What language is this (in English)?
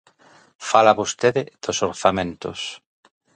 Galician